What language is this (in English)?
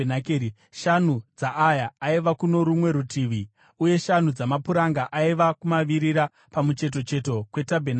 Shona